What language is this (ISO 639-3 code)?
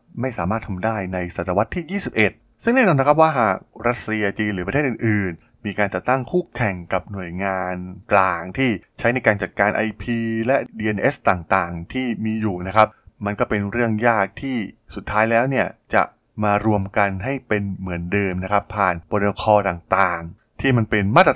tha